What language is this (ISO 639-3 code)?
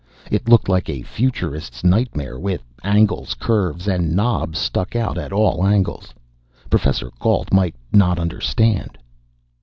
eng